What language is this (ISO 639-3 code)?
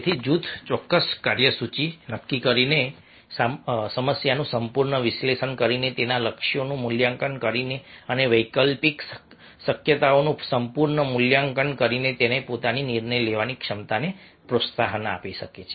guj